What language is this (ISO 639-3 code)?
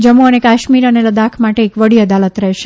guj